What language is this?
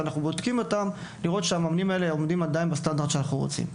Hebrew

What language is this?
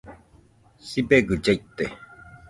Nüpode Huitoto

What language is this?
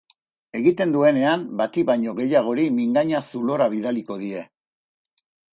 Basque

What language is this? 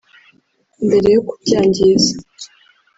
Kinyarwanda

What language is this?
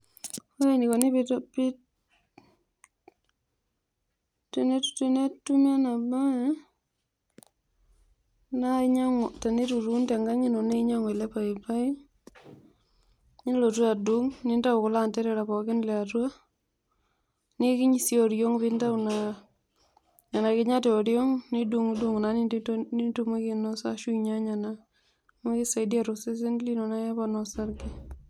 Masai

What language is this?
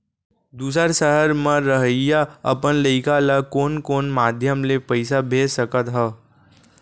Chhattisgarhi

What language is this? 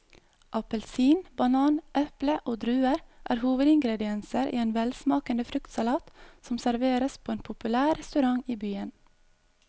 Norwegian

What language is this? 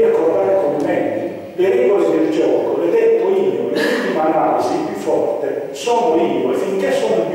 Italian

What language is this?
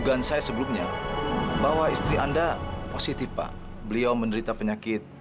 Indonesian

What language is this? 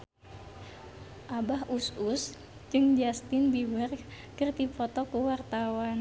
Sundanese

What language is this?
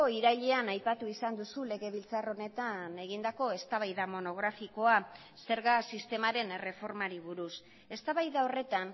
Basque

